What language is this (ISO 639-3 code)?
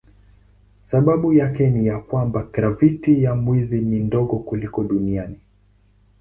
swa